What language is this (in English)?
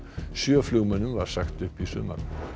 Icelandic